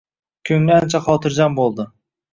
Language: Uzbek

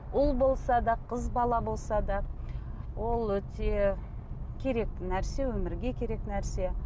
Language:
Kazakh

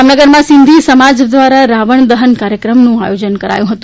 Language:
Gujarati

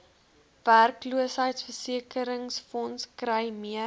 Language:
Afrikaans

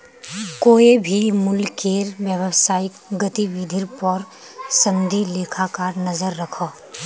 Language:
Magahi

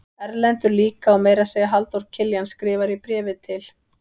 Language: Icelandic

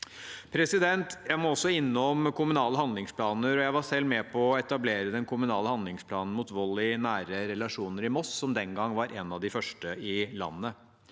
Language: Norwegian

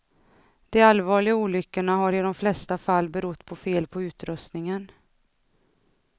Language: Swedish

